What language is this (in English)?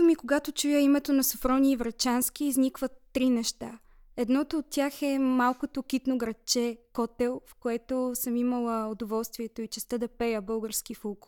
Bulgarian